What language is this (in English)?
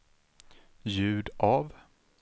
Swedish